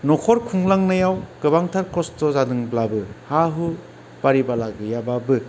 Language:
Bodo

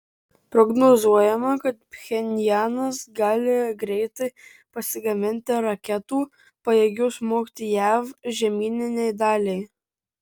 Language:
Lithuanian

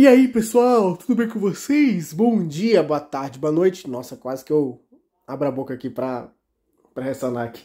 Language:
Portuguese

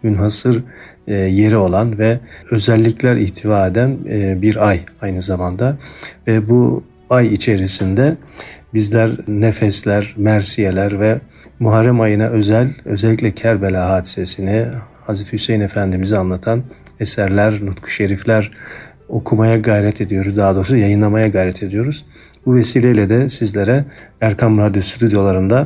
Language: Turkish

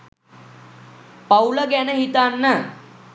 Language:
Sinhala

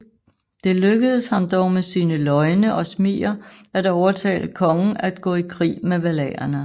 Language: Danish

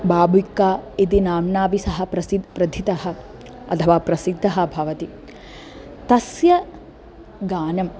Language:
Sanskrit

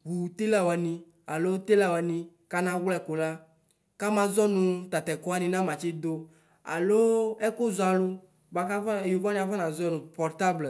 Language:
Ikposo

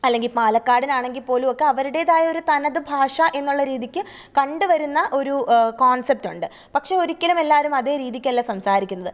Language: Malayalam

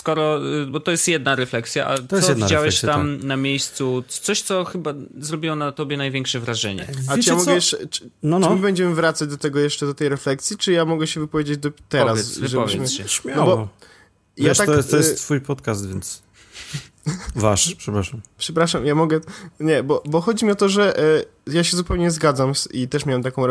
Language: Polish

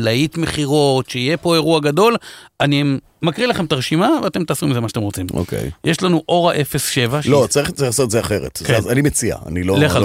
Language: Hebrew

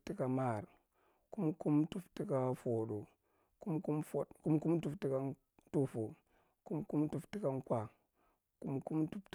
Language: Marghi Central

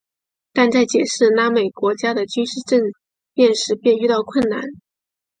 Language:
Chinese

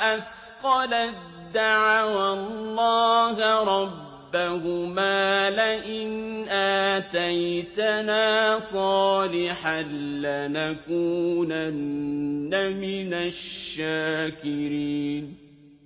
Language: Arabic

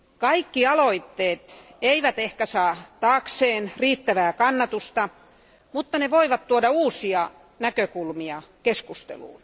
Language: Finnish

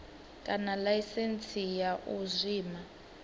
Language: Venda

